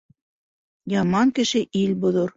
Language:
Bashkir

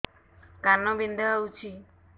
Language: Odia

